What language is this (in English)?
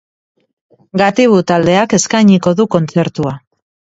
Basque